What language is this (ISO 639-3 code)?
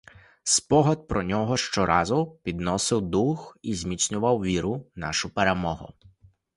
ukr